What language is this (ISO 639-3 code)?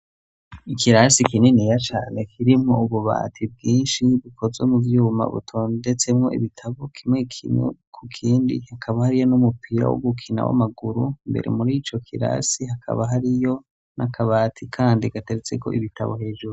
run